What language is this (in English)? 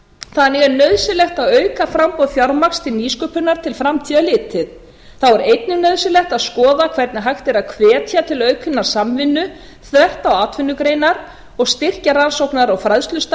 Icelandic